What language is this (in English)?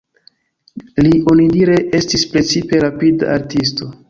Esperanto